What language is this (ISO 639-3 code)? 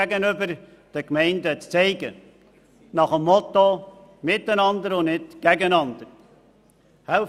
gsw